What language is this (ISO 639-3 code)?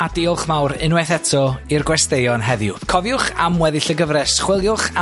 cym